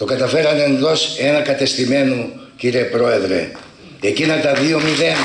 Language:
Greek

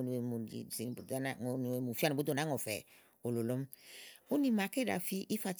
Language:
Igo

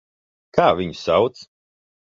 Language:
Latvian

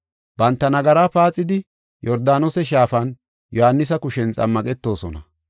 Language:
Gofa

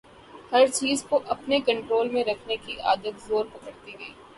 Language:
Urdu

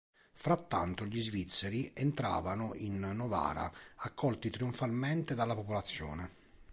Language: Italian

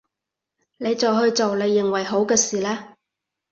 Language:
Cantonese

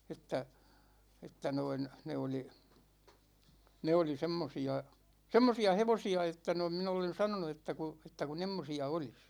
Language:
Finnish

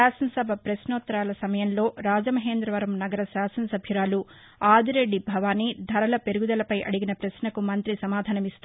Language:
Telugu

